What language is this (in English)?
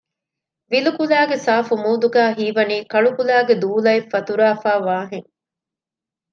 Divehi